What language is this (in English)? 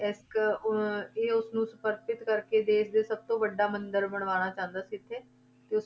Punjabi